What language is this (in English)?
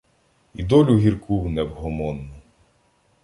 Ukrainian